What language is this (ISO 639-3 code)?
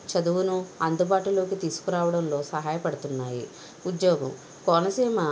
tel